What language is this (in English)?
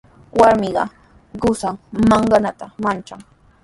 Sihuas Ancash Quechua